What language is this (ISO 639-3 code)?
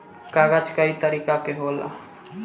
bho